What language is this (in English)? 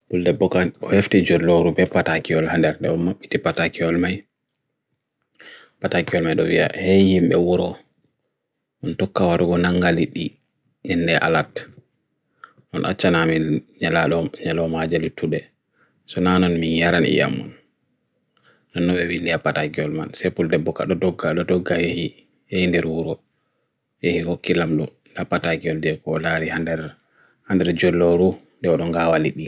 Bagirmi Fulfulde